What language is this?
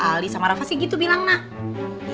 Indonesian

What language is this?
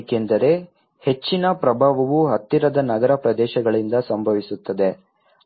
Kannada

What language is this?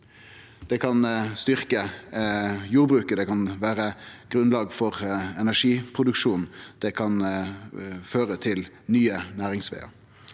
Norwegian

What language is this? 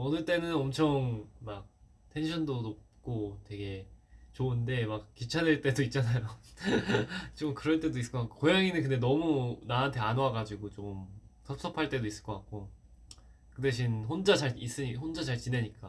Korean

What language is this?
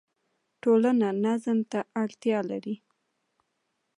Pashto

